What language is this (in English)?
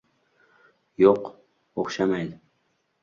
Uzbek